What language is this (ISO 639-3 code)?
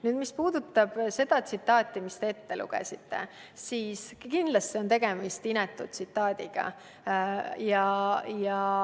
est